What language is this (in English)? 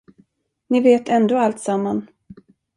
Swedish